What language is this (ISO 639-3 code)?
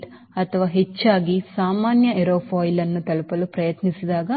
kan